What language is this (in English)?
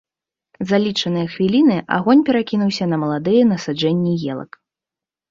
Belarusian